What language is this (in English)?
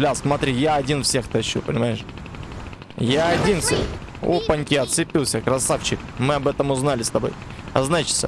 Russian